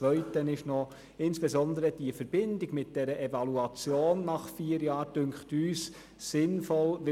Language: Swiss German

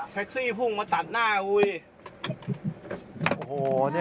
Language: Thai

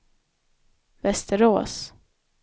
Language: Swedish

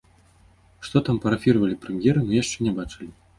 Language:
Belarusian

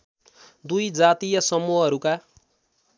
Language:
Nepali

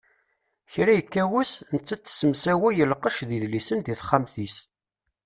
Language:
Kabyle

